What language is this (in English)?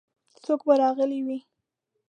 Pashto